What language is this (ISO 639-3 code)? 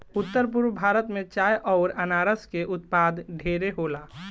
bho